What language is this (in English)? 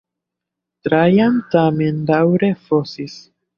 Esperanto